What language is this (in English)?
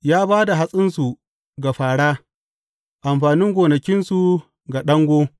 Hausa